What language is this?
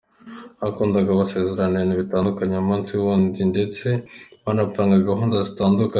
Kinyarwanda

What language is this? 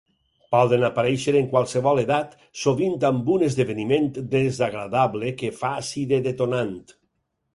Catalan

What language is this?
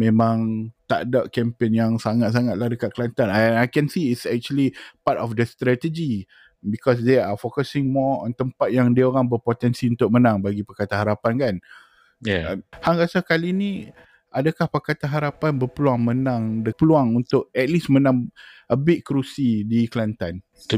Malay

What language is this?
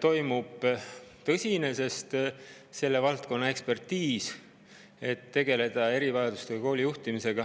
Estonian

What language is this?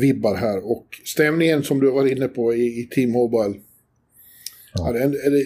Swedish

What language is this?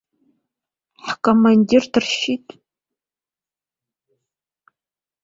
Abkhazian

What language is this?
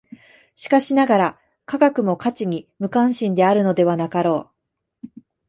Japanese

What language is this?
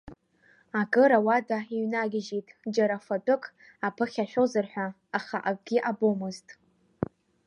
Abkhazian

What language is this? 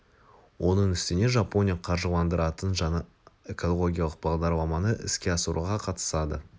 Kazakh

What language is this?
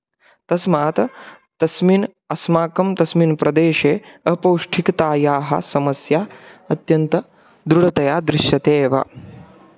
Sanskrit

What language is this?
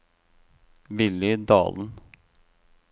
Norwegian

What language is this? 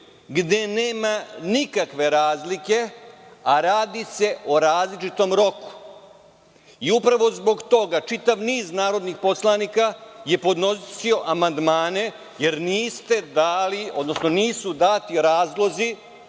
Serbian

